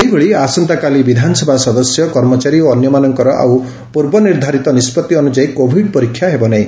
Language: Odia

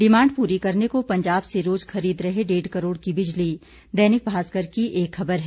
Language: Hindi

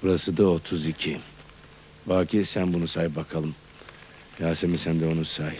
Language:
Turkish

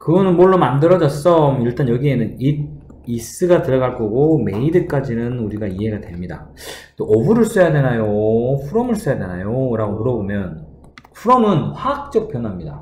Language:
Korean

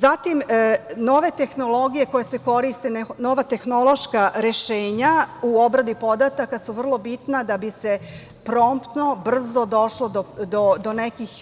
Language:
Serbian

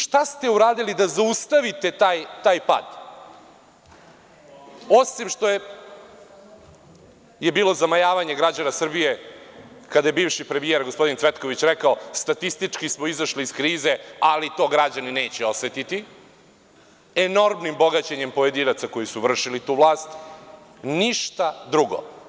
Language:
Serbian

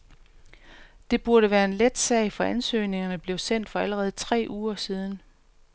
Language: Danish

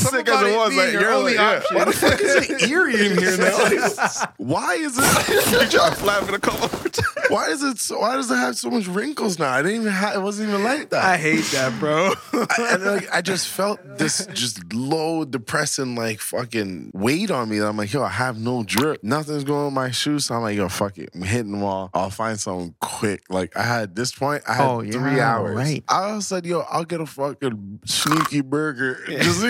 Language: English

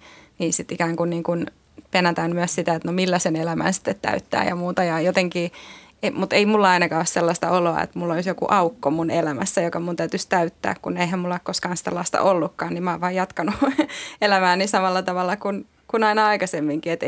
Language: Finnish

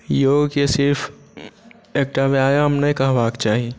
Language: Maithili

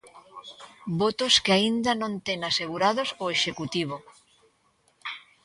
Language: Galician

